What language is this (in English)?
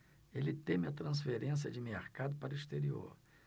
Portuguese